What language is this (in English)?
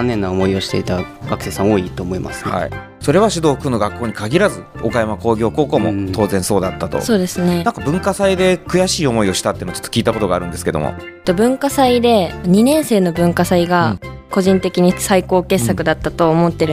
Japanese